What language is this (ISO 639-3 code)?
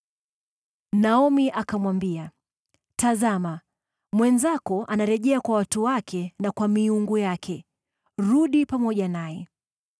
swa